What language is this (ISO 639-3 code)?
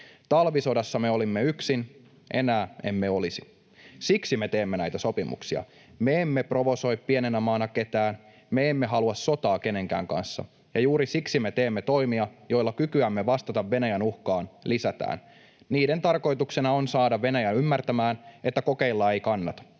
fin